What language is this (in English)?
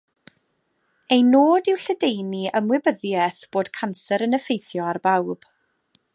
Welsh